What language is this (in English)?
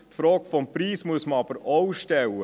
Swiss German